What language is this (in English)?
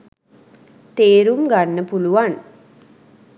Sinhala